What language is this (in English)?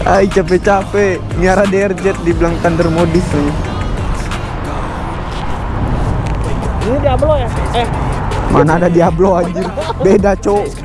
Indonesian